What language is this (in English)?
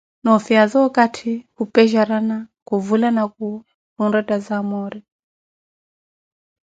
Koti